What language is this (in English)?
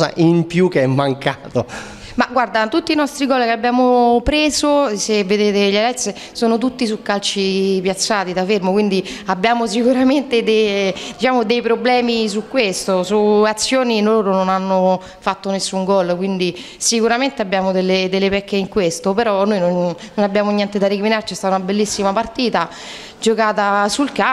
Italian